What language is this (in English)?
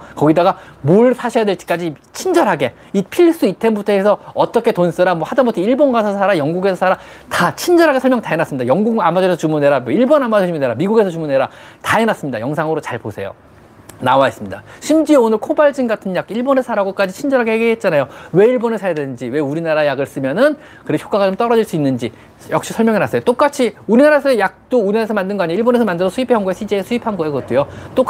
Korean